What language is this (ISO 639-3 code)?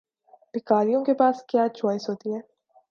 urd